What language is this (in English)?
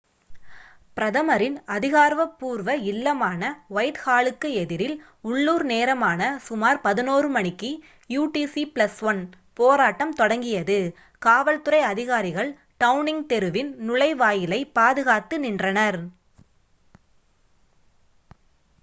Tamil